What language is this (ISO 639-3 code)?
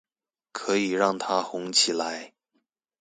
zho